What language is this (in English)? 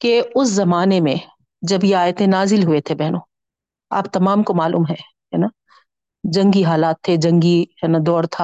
Urdu